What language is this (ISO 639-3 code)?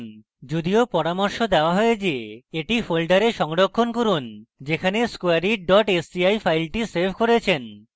ben